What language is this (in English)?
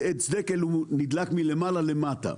Hebrew